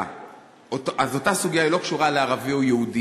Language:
Hebrew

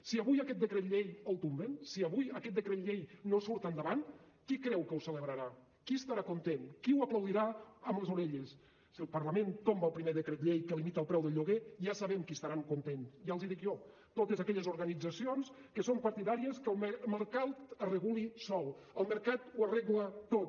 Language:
Catalan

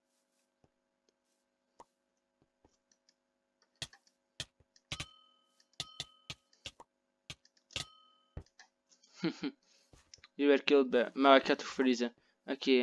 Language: Dutch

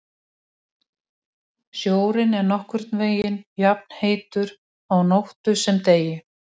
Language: Icelandic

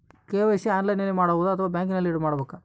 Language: Kannada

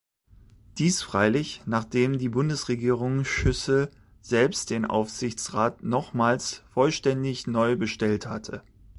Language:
German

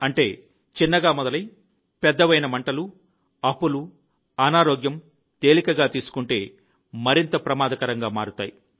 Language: Telugu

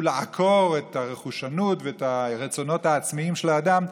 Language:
Hebrew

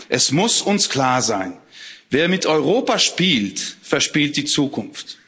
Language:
German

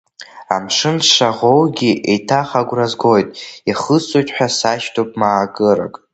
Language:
Abkhazian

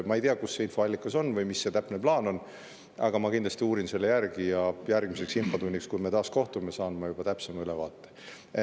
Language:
Estonian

